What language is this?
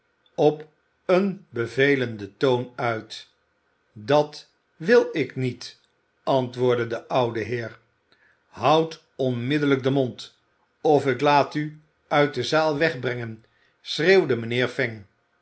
Dutch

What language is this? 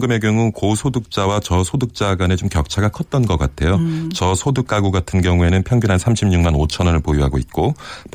Korean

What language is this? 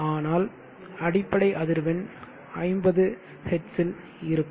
Tamil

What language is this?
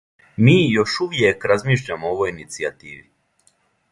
Serbian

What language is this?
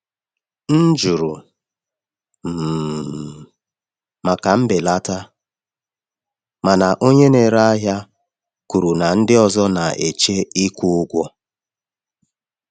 Igbo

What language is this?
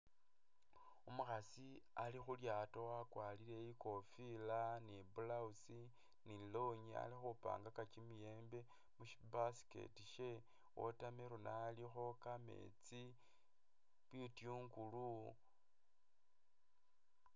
Masaaba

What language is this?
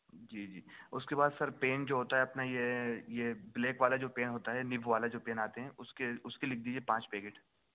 Urdu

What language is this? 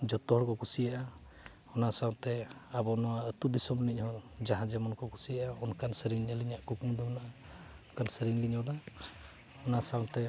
Santali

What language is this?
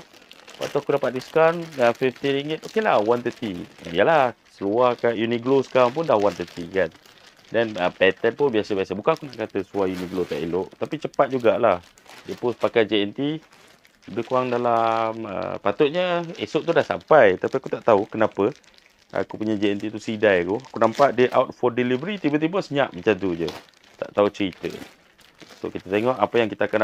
Malay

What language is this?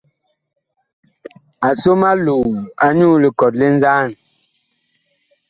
Bakoko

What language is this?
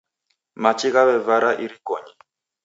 Taita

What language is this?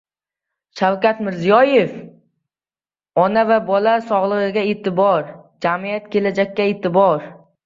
Uzbek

